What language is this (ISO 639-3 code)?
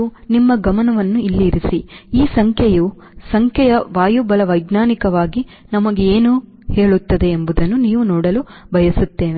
kan